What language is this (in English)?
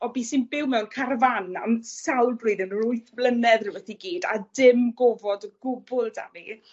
Welsh